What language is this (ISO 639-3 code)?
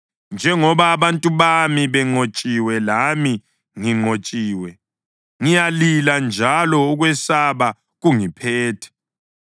nde